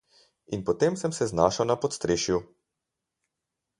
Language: Slovenian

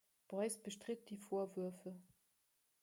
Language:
German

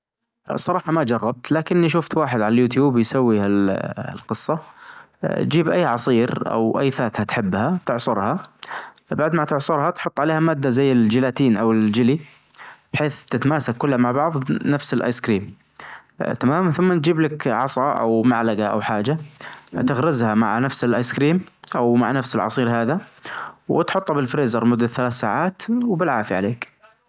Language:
Najdi Arabic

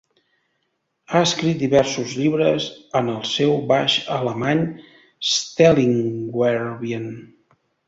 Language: Catalan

